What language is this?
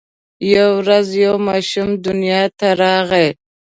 Pashto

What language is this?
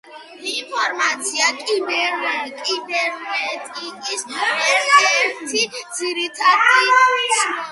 Georgian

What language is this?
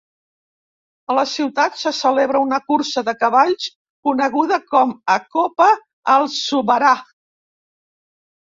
Catalan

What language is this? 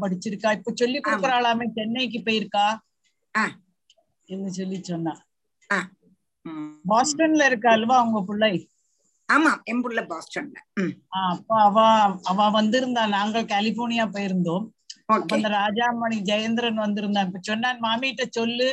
Tamil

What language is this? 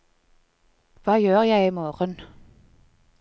Norwegian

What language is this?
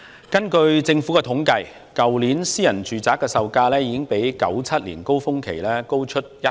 Cantonese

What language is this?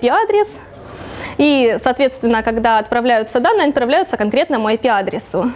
Russian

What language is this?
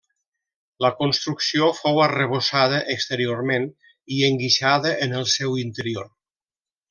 Catalan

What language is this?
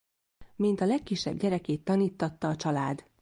Hungarian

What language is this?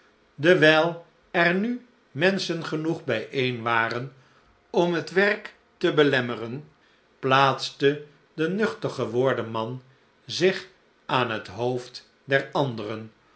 Dutch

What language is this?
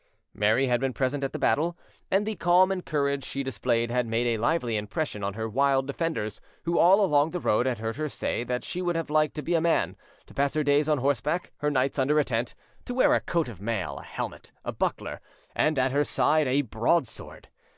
English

